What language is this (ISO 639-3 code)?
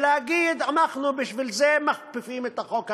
heb